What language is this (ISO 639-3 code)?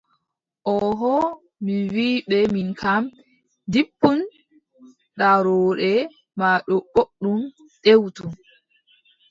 fub